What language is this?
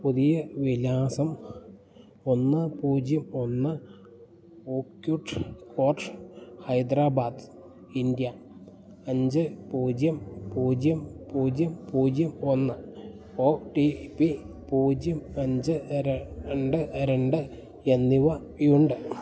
Malayalam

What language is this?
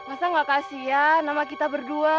Indonesian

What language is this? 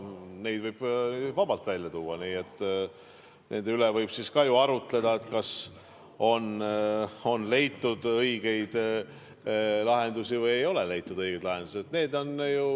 Estonian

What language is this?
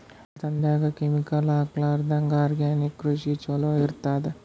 Kannada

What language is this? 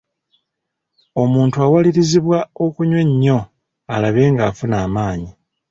Ganda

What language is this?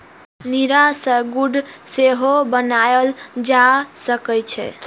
Maithili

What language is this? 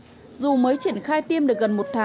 Vietnamese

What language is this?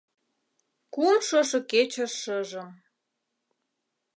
Mari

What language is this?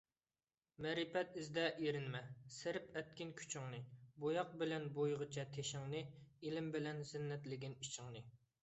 Uyghur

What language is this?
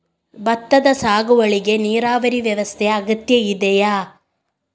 Kannada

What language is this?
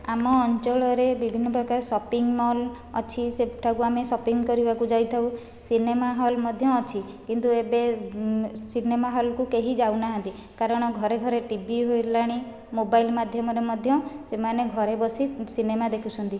Odia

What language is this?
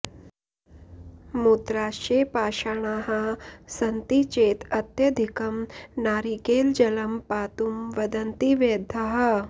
Sanskrit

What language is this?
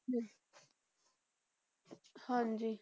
Punjabi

